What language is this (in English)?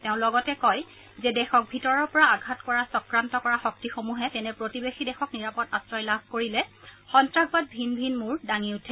Assamese